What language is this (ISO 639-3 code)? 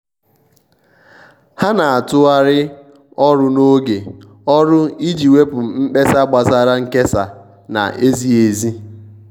ibo